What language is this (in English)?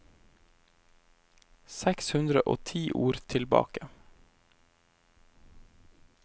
Norwegian